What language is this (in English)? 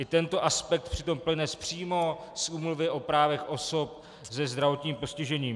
Czech